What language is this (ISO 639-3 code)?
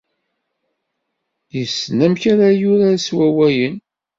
kab